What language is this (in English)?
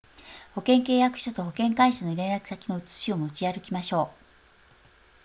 Japanese